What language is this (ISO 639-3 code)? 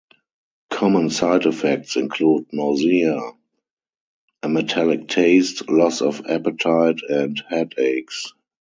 eng